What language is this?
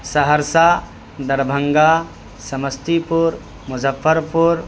Urdu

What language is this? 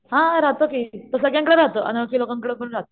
Marathi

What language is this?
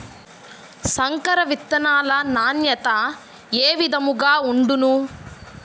Telugu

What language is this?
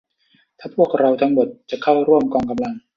Thai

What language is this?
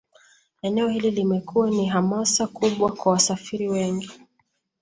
Swahili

